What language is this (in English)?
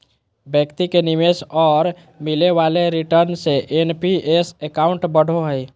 Magahi